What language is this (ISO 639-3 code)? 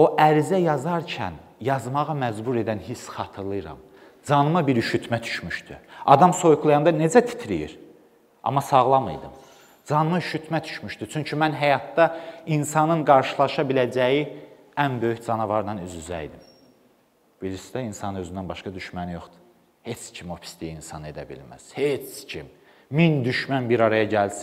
tur